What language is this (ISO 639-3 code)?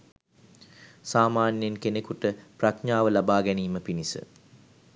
sin